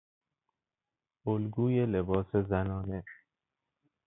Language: Persian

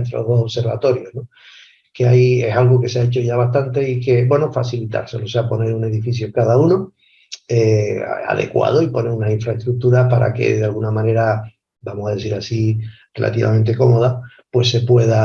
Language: Spanish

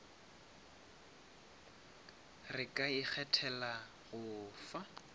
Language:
Northern Sotho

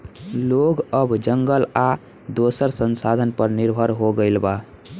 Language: Bhojpuri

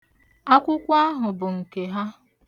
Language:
Igbo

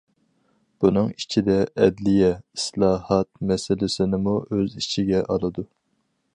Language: Uyghur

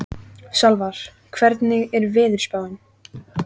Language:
Icelandic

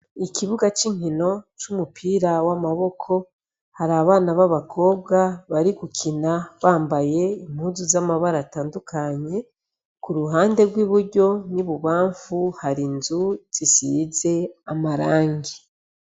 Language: Rundi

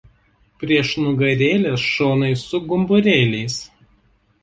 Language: Lithuanian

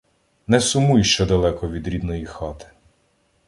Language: Ukrainian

